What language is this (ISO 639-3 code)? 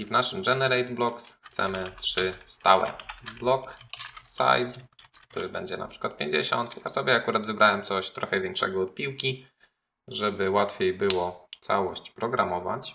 pol